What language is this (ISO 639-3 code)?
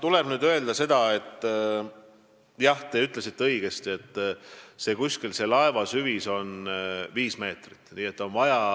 est